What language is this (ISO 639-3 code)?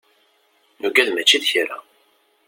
kab